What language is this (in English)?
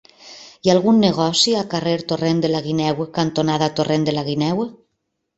Catalan